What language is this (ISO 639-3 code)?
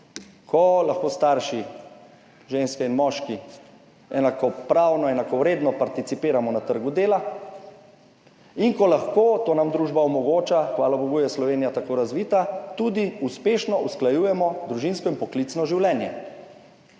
slv